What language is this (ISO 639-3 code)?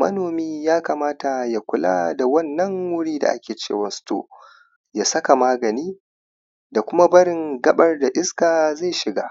hau